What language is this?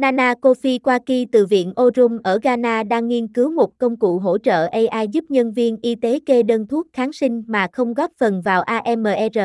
Vietnamese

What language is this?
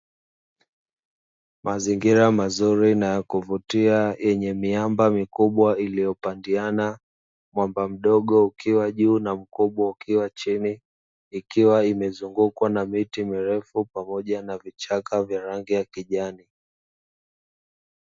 Swahili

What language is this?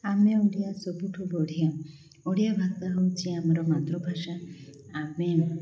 Odia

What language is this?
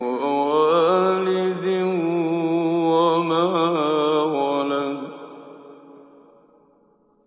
Arabic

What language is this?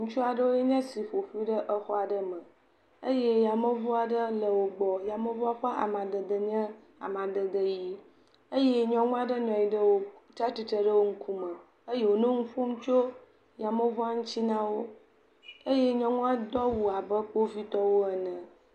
Ewe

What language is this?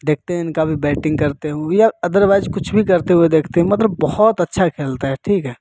Hindi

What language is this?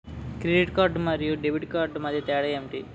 Telugu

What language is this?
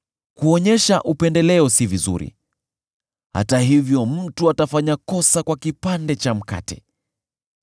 Swahili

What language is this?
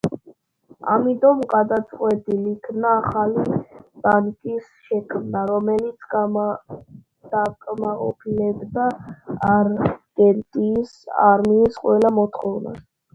Georgian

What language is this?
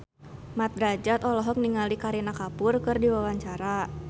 Sundanese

